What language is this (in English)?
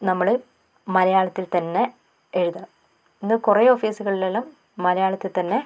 Malayalam